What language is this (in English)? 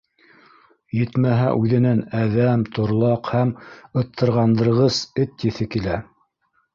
Bashkir